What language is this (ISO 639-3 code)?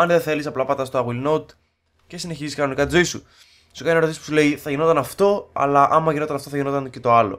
ell